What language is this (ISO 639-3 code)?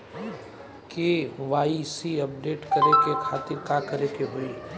bho